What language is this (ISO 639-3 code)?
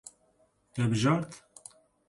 kur